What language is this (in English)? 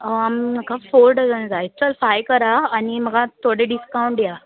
Konkani